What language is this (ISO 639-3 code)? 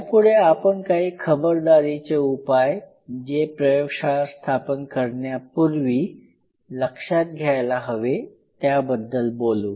mar